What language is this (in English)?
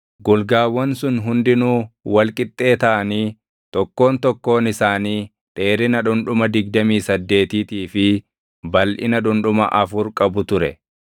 Oromo